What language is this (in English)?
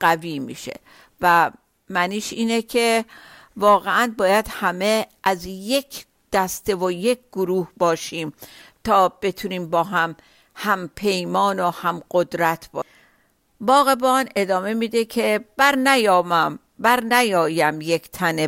Persian